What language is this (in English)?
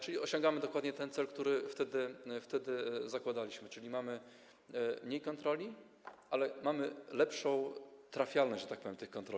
Polish